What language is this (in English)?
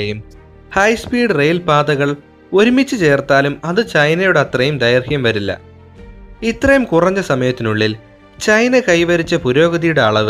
Malayalam